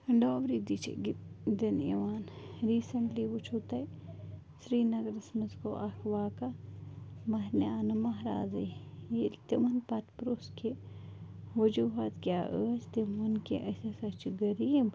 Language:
Kashmiri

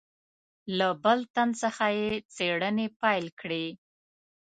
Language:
Pashto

